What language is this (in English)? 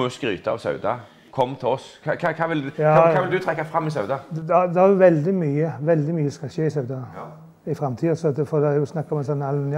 Norwegian